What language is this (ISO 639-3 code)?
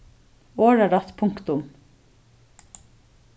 fao